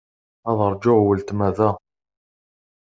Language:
Kabyle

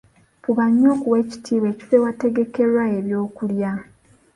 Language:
Ganda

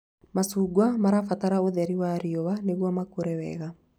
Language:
Kikuyu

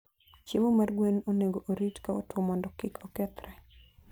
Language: Luo (Kenya and Tanzania)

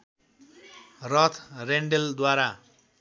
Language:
Nepali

